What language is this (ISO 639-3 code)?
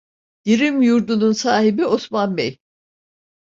tur